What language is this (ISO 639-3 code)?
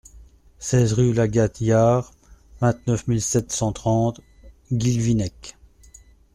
fra